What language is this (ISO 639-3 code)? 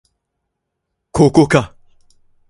jpn